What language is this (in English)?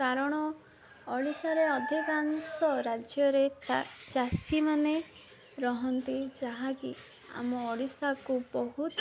Odia